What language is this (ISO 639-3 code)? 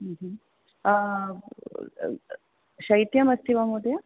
san